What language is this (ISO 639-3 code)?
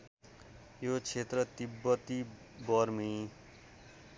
nep